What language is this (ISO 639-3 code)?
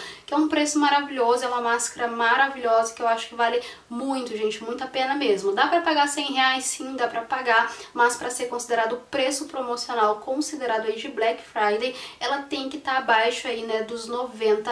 por